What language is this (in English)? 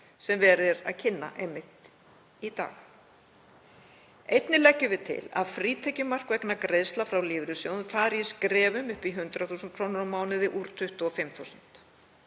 Icelandic